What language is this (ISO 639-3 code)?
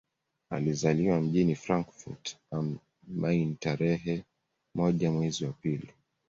swa